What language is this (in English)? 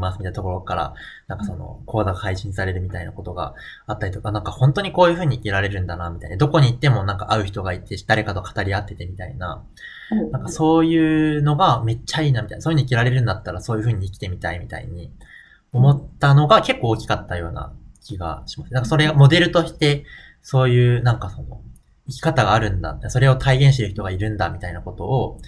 Japanese